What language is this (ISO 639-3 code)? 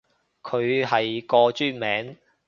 yue